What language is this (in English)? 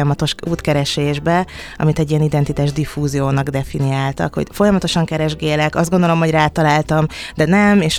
Hungarian